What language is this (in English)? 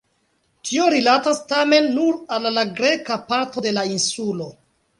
Esperanto